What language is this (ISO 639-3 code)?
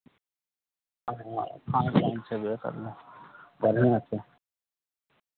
mai